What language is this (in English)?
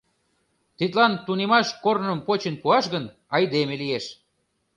Mari